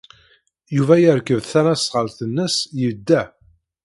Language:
Kabyle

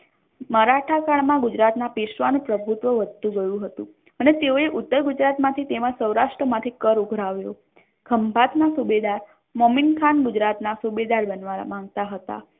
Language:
Gujarati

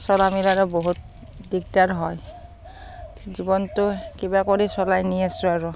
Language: Assamese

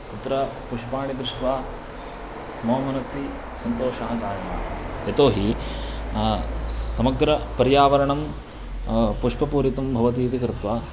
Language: Sanskrit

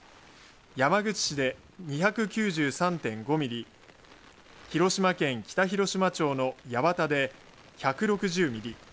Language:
Japanese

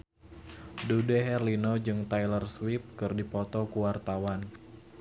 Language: Sundanese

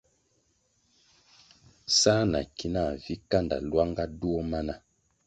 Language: Kwasio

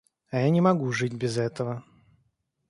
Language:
Russian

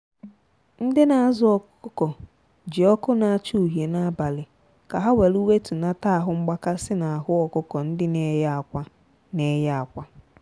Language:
Igbo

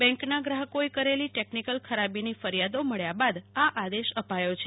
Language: Gujarati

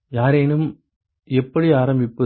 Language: Tamil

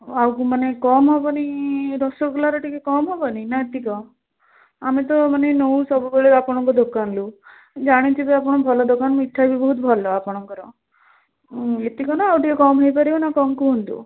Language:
Odia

